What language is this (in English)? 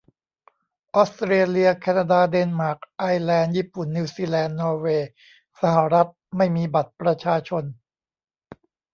Thai